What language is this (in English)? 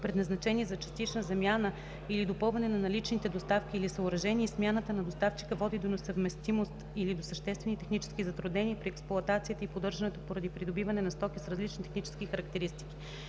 Bulgarian